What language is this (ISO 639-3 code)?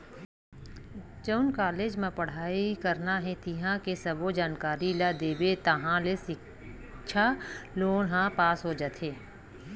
hne